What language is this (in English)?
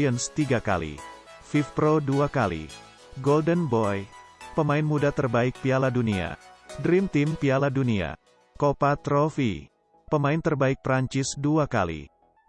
Indonesian